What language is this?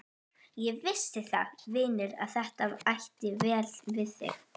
Icelandic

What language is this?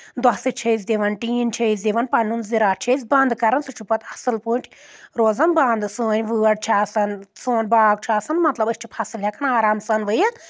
Kashmiri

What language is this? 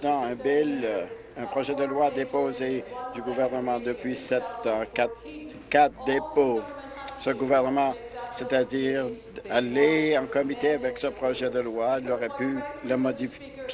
French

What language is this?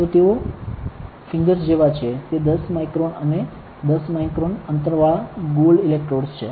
Gujarati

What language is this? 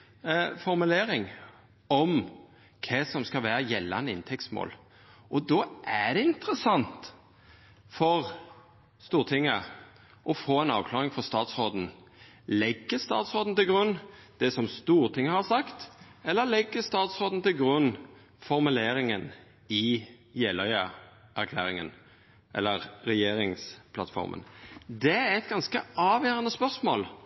Norwegian Nynorsk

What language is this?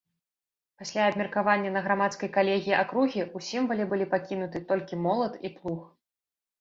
Belarusian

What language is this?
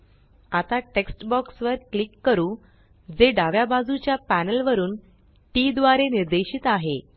Marathi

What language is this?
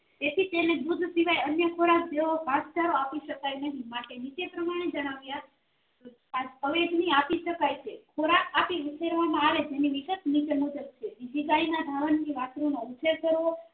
Gujarati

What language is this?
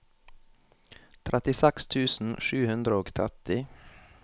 Norwegian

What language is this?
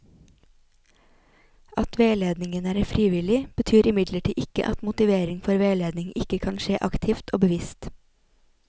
Norwegian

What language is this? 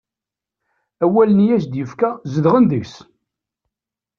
Kabyle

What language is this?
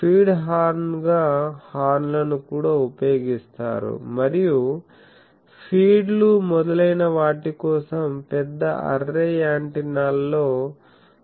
Telugu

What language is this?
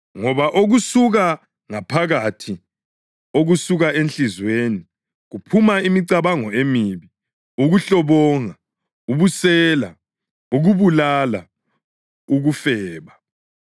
North Ndebele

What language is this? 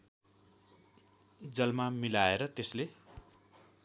Nepali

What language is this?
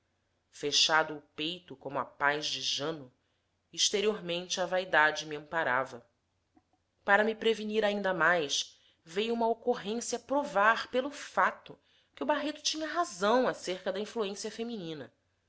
Portuguese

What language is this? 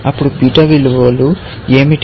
Telugu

